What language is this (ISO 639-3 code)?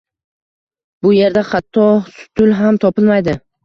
uzb